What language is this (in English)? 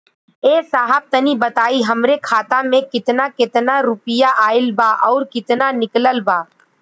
Bhojpuri